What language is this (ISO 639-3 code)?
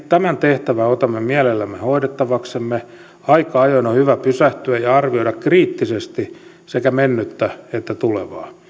fin